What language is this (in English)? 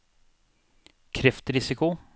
Norwegian